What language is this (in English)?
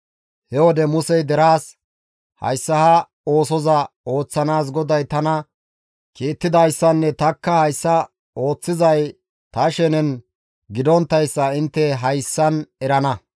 Gamo